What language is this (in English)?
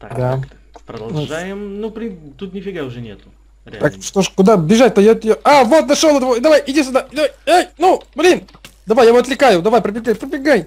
Russian